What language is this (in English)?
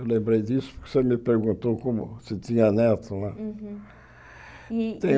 Portuguese